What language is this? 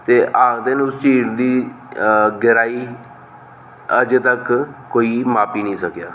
Dogri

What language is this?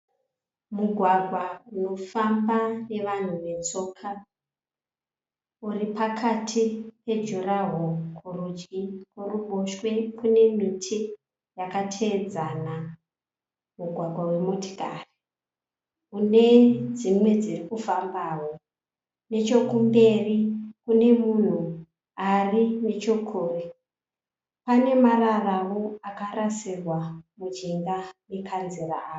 Shona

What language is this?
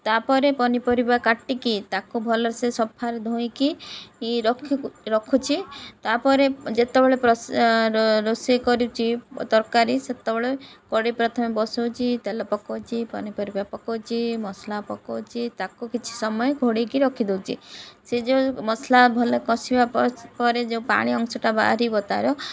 Odia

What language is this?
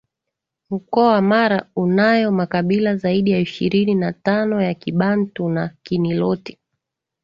Swahili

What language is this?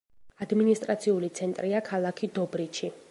Georgian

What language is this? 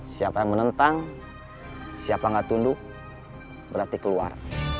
Indonesian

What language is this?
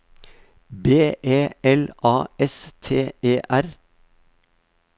Norwegian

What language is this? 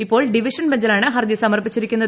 Malayalam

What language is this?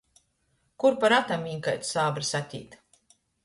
Latgalian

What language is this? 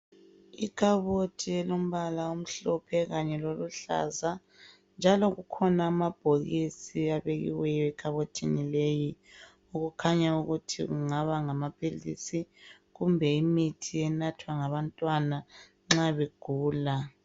North Ndebele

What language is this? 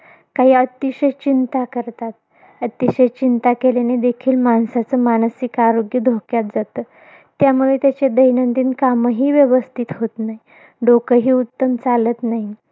Marathi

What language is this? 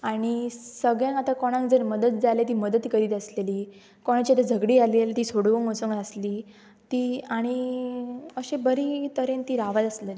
Konkani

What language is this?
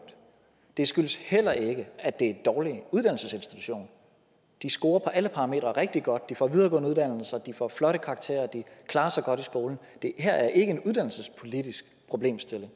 Danish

